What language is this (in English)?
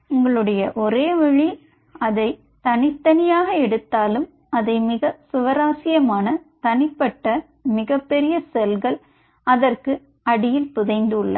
Tamil